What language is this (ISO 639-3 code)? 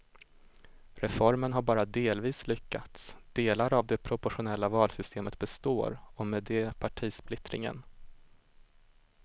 swe